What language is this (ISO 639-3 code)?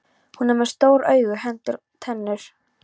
isl